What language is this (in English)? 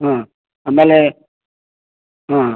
Kannada